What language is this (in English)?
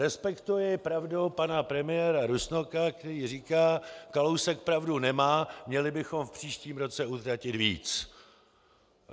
Czech